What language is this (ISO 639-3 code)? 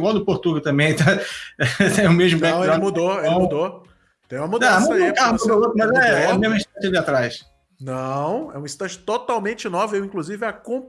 por